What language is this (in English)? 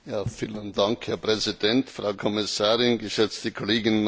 German